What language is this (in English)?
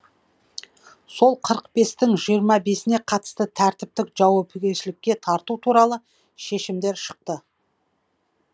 Kazakh